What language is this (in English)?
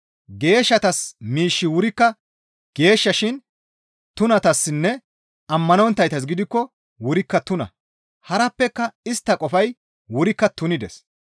Gamo